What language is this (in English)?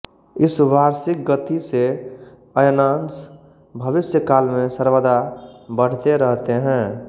Hindi